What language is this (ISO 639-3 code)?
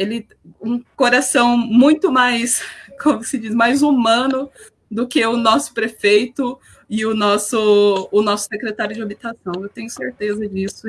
por